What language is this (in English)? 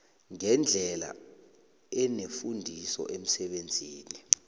South Ndebele